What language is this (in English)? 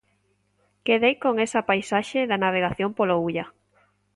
Galician